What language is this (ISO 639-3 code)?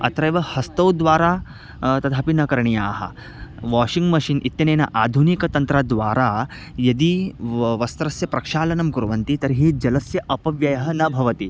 san